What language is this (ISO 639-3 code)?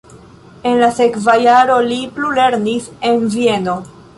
epo